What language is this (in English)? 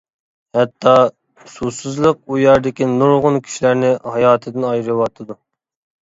Uyghur